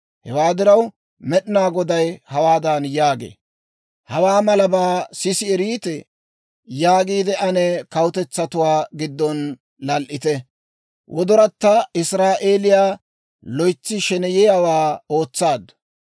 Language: Dawro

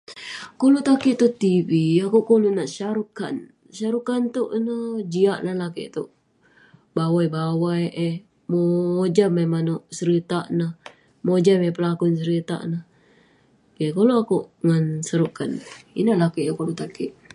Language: Western Penan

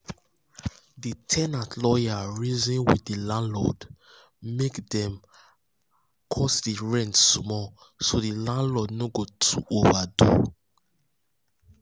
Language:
Nigerian Pidgin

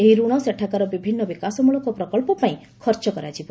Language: Odia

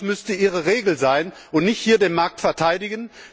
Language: German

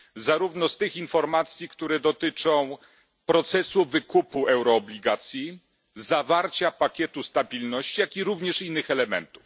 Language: Polish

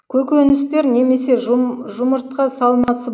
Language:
Kazakh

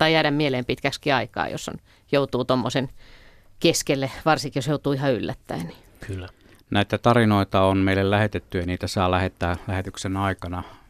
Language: Finnish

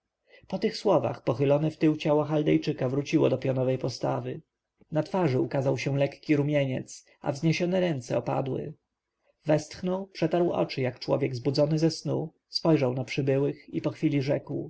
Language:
Polish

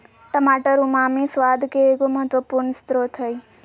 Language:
Magahi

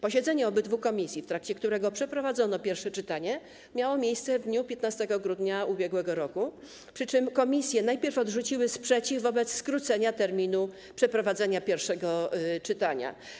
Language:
Polish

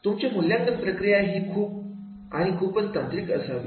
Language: Marathi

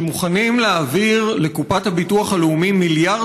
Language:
Hebrew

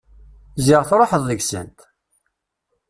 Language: Kabyle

